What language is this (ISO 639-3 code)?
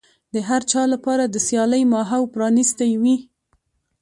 pus